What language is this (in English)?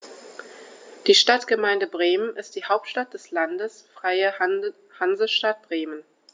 German